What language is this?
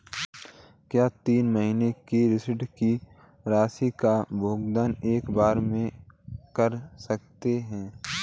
Hindi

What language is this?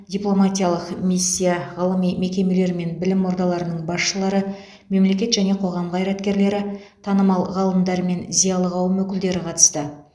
Kazakh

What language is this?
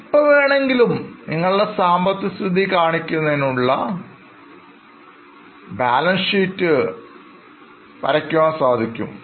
Malayalam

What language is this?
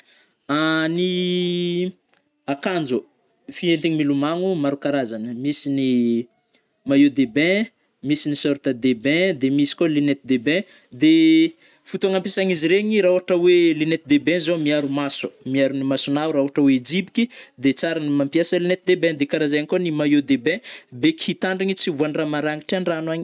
Northern Betsimisaraka Malagasy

